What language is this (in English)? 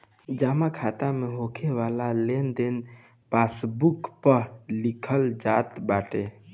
Bhojpuri